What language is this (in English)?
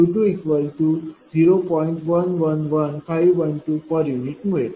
Marathi